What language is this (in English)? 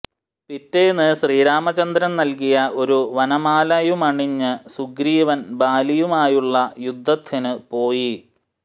Malayalam